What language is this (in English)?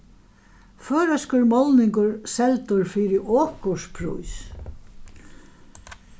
Faroese